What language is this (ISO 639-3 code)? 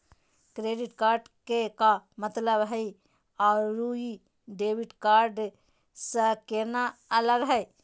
mag